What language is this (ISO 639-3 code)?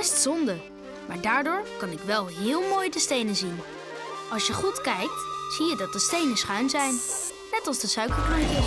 nld